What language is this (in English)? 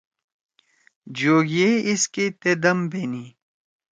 Torwali